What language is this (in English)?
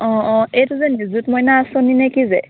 Assamese